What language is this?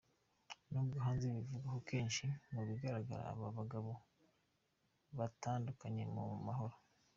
Kinyarwanda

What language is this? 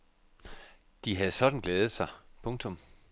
Danish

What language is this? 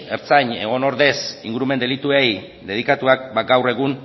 Basque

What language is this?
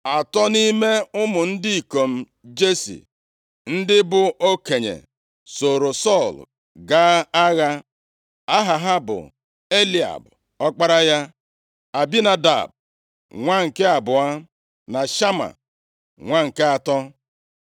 Igbo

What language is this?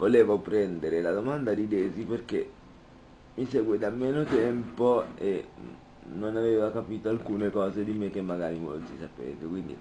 Italian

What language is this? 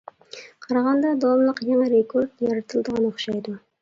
Uyghur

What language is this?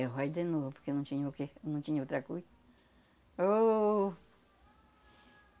Portuguese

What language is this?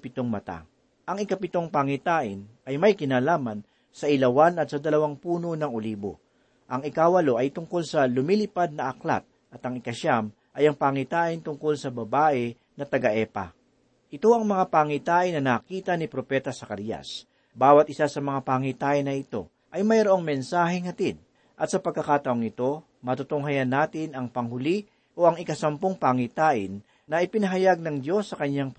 Filipino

